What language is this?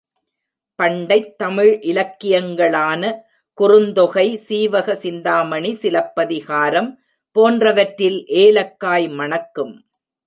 Tamil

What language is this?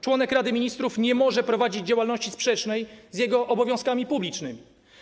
Polish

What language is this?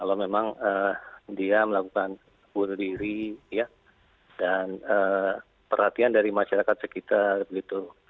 Indonesian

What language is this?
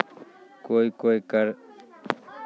Maithili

